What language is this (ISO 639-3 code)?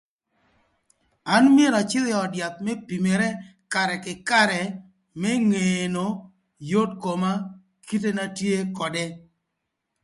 lth